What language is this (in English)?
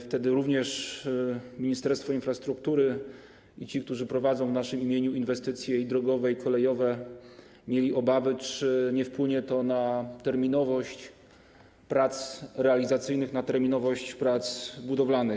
Polish